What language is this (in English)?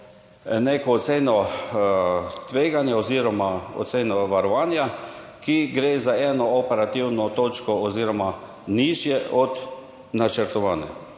Slovenian